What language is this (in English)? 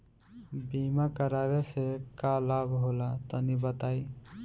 Bhojpuri